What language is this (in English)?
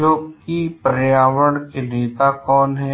Hindi